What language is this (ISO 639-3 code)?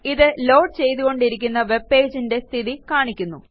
mal